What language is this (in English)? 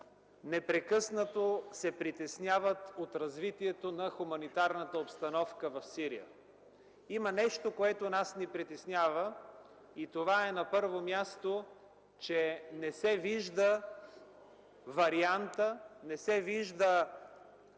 Bulgarian